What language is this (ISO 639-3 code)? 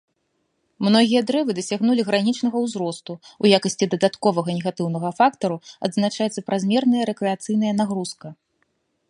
bel